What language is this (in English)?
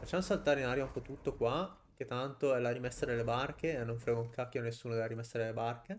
Italian